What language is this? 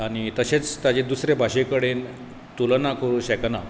Konkani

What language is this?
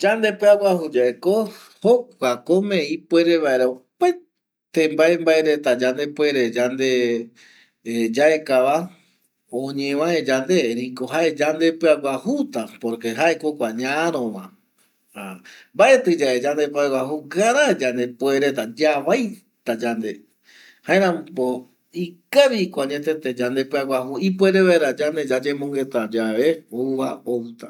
Eastern Bolivian Guaraní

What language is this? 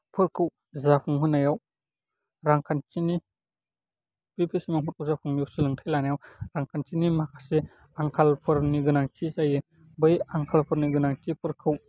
Bodo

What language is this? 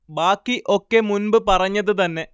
Malayalam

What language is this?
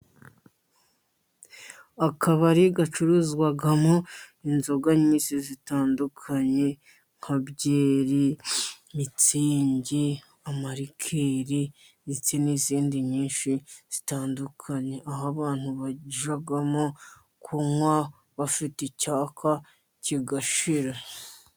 Kinyarwanda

